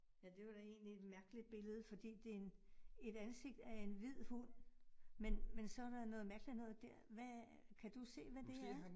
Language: Danish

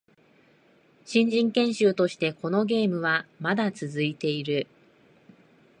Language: Japanese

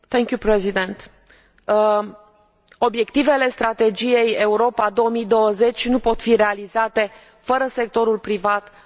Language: Romanian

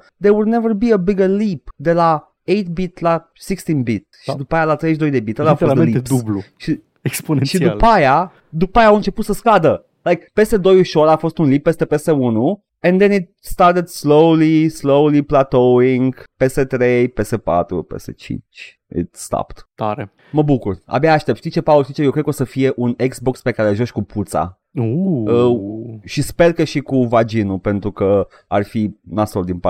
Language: Romanian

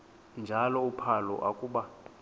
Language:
Xhosa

